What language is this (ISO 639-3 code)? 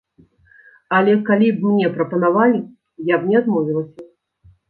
bel